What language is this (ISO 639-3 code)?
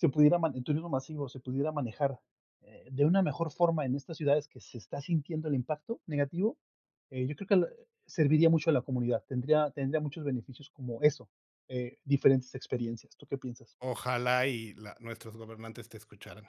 spa